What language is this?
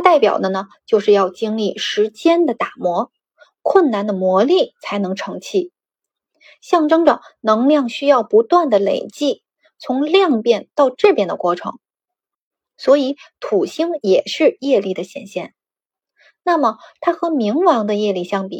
Chinese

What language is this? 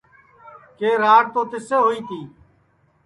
Sansi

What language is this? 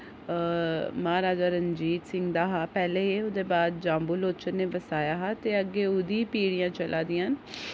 Dogri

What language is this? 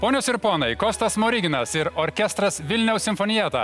Lithuanian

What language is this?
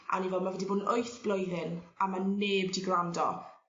Welsh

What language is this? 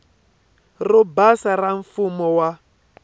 Tsonga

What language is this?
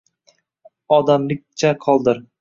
Uzbek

